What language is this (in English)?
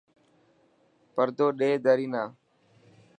Dhatki